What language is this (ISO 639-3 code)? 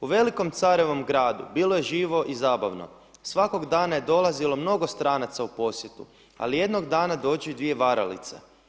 hrv